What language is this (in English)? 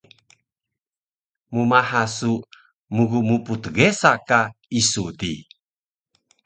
Taroko